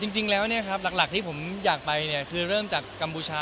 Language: Thai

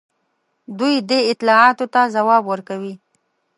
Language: Pashto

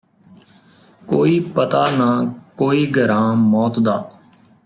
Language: Punjabi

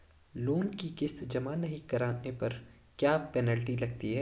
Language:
Hindi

